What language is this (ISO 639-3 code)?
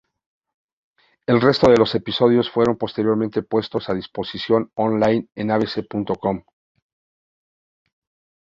spa